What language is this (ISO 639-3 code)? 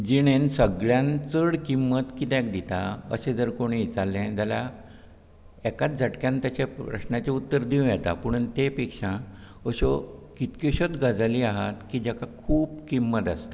kok